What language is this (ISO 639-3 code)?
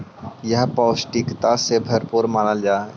mag